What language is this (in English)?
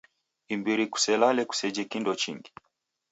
Taita